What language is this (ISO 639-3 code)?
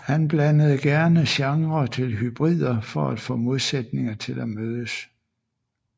dan